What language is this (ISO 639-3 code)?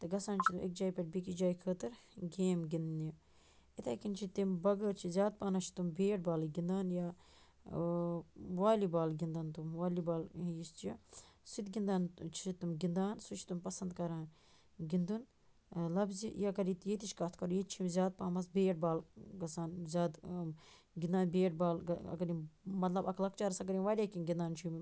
kas